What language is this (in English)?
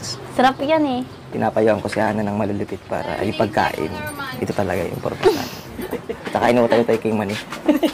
Filipino